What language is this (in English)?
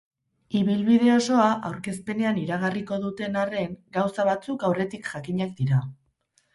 Basque